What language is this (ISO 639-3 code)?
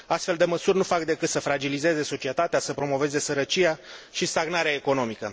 ron